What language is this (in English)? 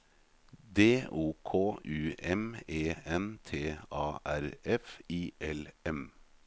Norwegian